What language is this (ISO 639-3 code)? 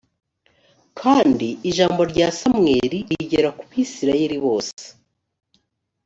kin